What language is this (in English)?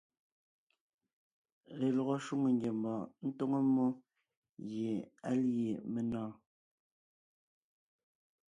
Ngiemboon